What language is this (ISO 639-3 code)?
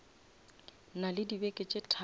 nso